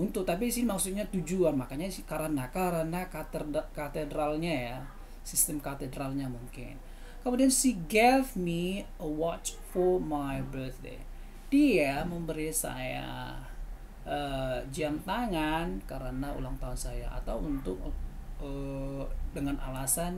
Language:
Indonesian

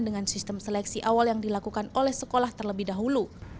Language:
Indonesian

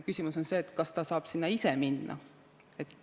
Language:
Estonian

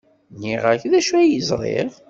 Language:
Kabyle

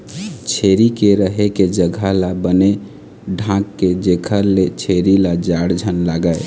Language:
Chhattisgarhi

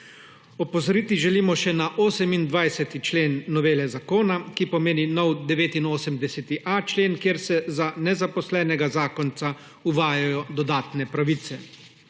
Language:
Slovenian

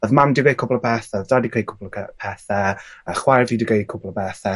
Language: Welsh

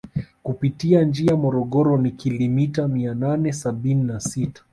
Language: Swahili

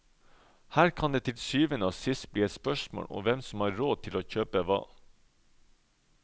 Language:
Norwegian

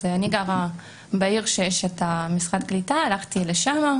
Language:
Hebrew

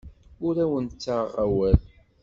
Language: Kabyle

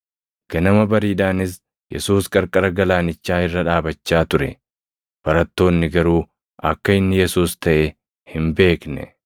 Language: Oromo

